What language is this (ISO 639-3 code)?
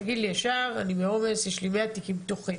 heb